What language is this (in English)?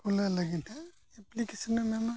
Santali